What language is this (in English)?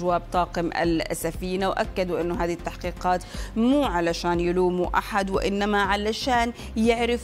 Arabic